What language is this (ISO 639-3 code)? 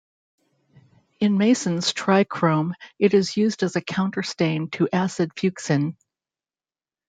eng